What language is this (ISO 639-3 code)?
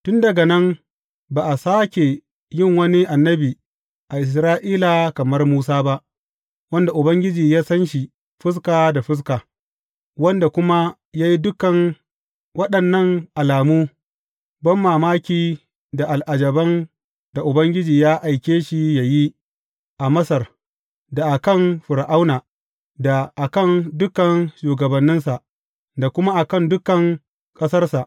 hau